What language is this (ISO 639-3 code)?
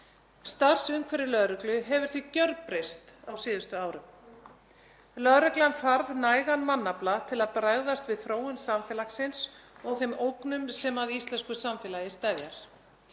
isl